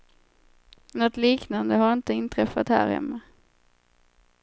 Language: Swedish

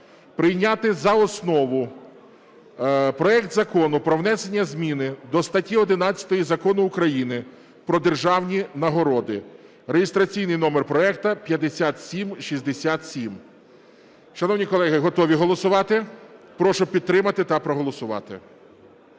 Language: Ukrainian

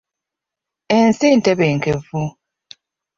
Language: Ganda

